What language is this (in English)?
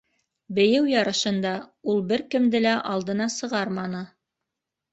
Bashkir